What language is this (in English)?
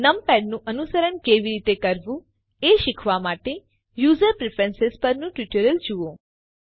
Gujarati